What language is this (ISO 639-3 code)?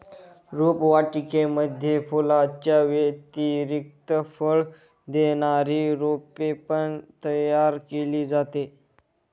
mar